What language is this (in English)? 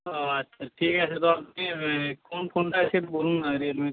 Bangla